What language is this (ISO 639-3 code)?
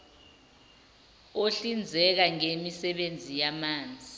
zul